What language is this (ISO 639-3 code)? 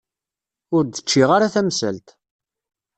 kab